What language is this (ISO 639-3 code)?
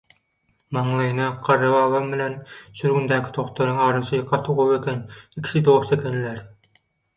tuk